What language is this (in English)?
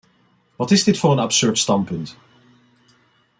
Dutch